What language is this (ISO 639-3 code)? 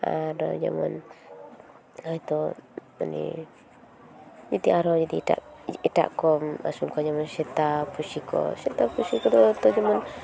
sat